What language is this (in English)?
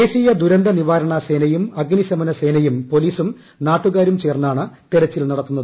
Malayalam